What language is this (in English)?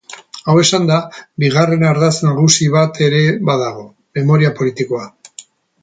Basque